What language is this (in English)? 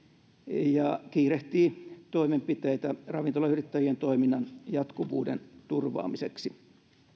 Finnish